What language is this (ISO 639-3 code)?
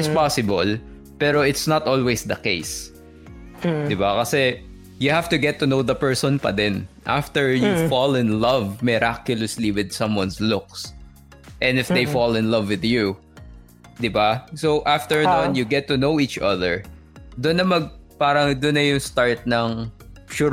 fil